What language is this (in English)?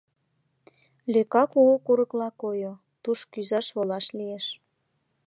Mari